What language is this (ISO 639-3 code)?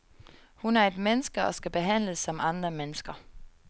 dan